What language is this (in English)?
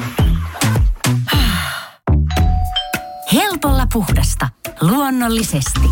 Finnish